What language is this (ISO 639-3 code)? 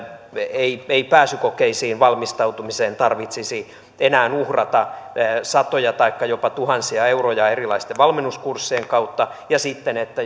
fin